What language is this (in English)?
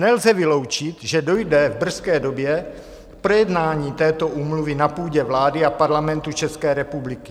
Czech